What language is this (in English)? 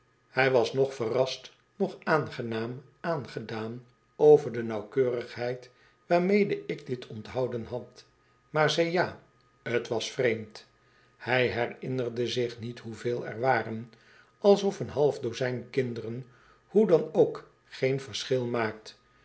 Dutch